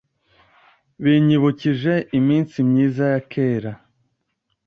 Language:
Kinyarwanda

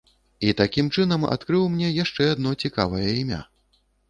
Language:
Belarusian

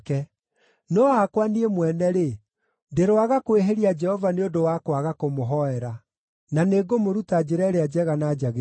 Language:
Kikuyu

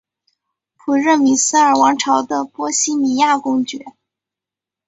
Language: Chinese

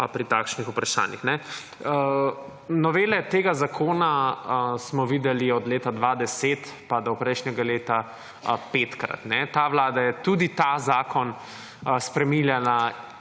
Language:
Slovenian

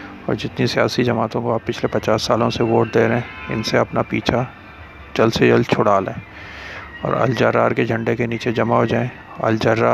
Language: Urdu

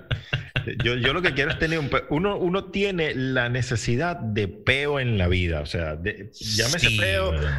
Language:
Spanish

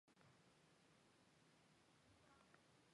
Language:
Chinese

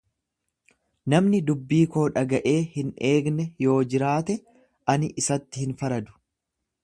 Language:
Oromo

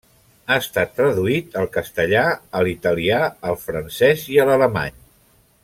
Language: Catalan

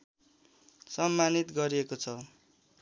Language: Nepali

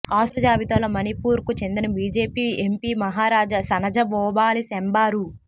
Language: Telugu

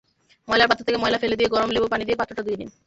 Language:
Bangla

